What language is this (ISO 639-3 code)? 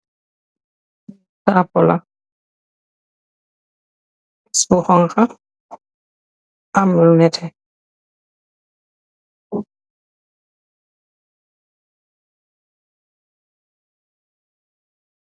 wol